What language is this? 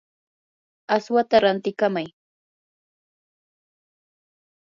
Yanahuanca Pasco Quechua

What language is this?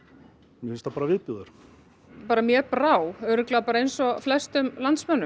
Icelandic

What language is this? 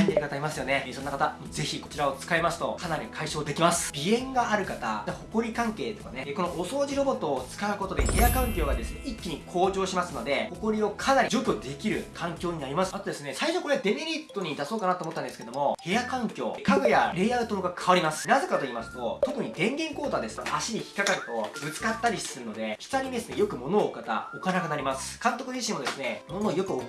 Japanese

